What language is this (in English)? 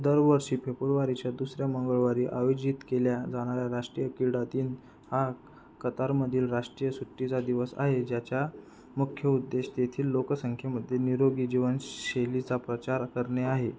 Marathi